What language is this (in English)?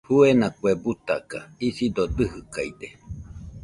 Nüpode Huitoto